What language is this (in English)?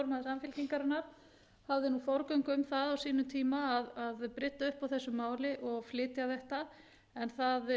Icelandic